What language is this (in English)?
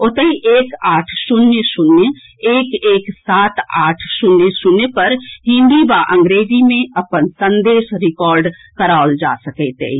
Maithili